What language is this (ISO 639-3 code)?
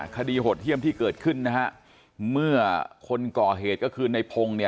tha